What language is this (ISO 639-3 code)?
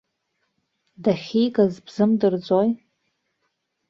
abk